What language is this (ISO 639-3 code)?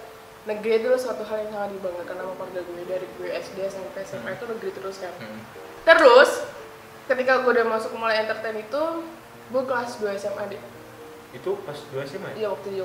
ind